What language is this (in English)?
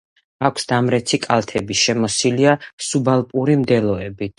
Georgian